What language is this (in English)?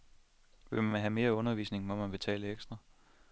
Danish